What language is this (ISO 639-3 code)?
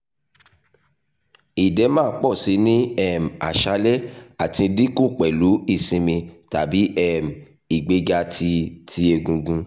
yor